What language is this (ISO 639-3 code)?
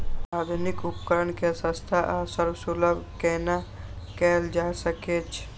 mai